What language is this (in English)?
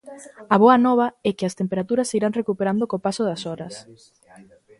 Galician